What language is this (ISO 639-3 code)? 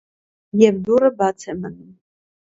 hye